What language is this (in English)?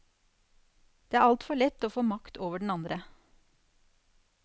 Norwegian